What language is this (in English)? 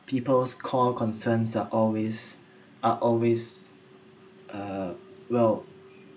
English